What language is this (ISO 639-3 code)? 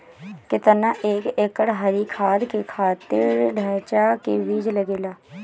bho